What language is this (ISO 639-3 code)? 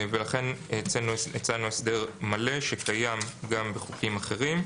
heb